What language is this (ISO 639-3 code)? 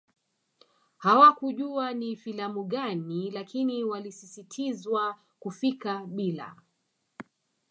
swa